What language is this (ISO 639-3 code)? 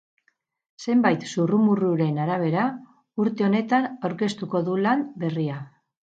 eus